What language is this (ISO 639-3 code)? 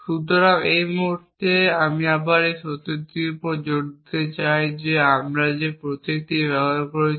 ben